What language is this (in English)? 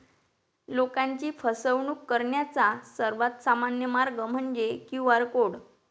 Marathi